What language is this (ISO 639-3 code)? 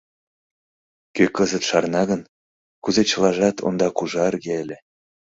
chm